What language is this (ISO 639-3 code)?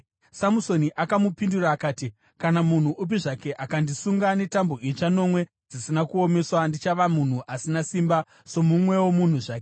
sna